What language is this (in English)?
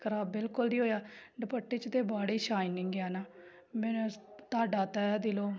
Punjabi